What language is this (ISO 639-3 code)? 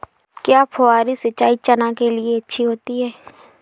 hin